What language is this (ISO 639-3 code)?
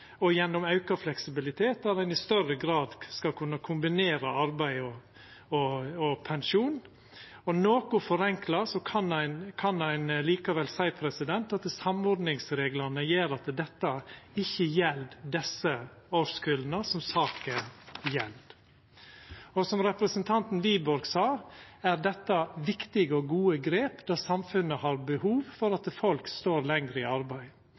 nno